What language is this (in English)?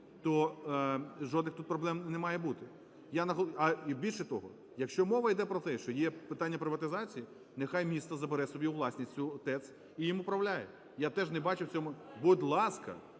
Ukrainian